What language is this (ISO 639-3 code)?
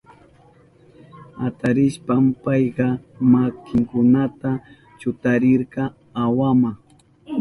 qup